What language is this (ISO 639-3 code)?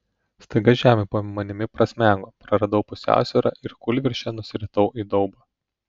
lit